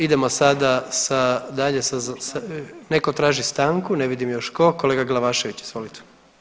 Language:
Croatian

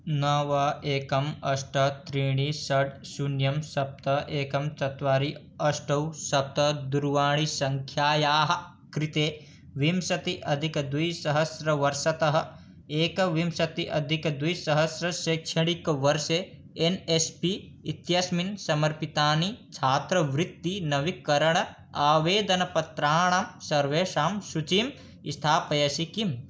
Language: Sanskrit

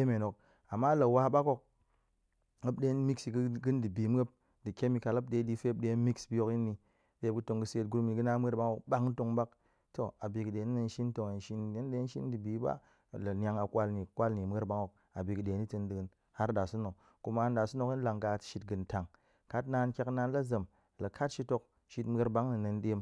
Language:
Goemai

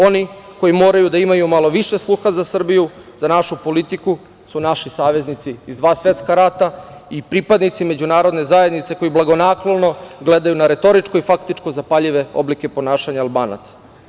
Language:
Serbian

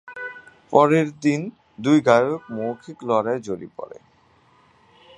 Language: Bangla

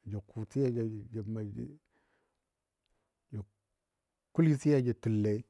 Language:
Dadiya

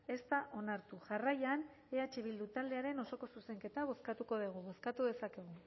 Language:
Basque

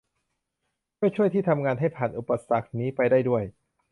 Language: Thai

